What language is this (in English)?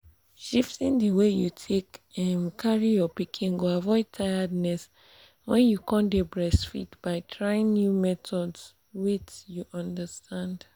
Nigerian Pidgin